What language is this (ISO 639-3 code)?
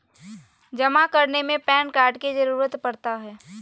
mag